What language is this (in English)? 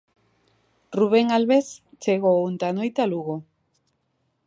Galician